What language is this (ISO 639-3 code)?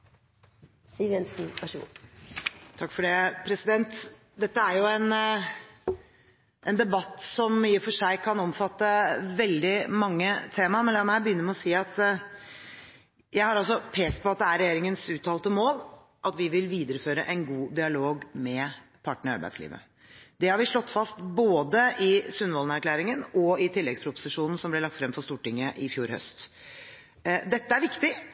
nob